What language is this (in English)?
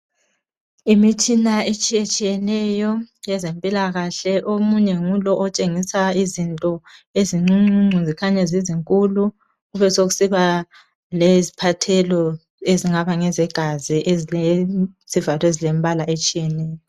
North Ndebele